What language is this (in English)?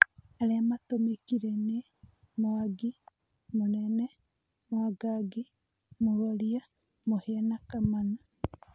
Kikuyu